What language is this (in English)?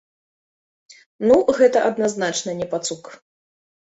Belarusian